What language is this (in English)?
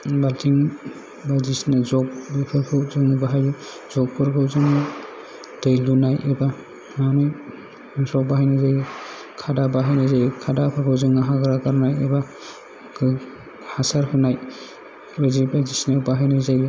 Bodo